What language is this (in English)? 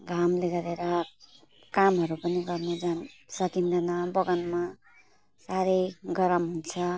Nepali